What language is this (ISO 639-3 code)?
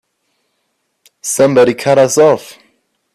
eng